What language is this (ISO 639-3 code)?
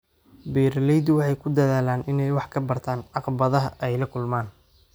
som